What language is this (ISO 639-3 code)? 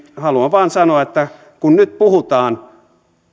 fin